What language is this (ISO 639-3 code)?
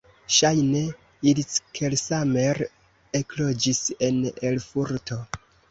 epo